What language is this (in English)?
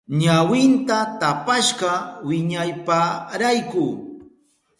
Southern Pastaza Quechua